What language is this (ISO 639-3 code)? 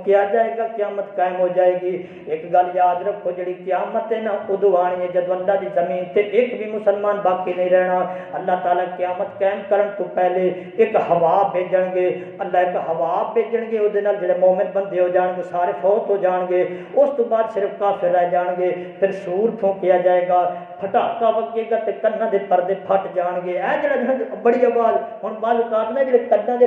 urd